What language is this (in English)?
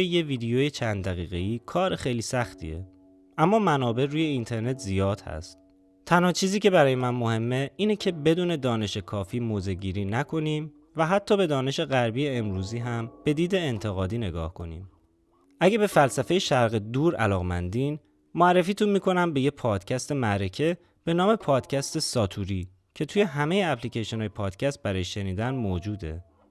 Persian